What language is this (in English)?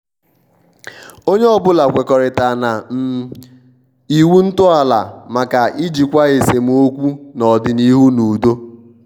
Igbo